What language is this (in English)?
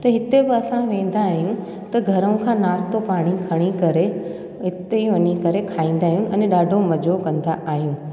Sindhi